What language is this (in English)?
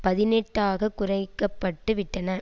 Tamil